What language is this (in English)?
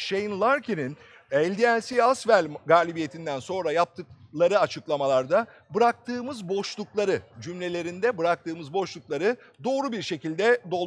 Turkish